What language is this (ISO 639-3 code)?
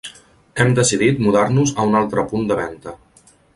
cat